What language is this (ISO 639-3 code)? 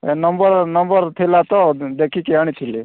ori